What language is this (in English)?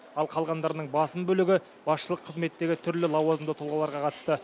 Kazakh